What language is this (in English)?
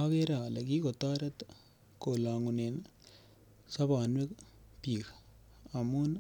Kalenjin